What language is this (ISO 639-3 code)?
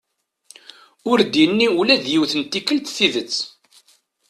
kab